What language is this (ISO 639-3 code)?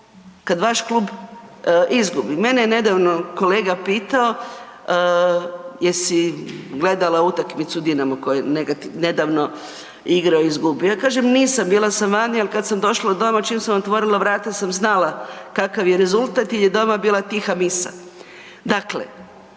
hrv